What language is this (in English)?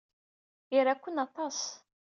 Kabyle